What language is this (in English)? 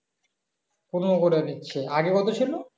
Bangla